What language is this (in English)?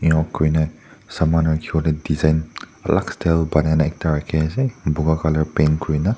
Naga Pidgin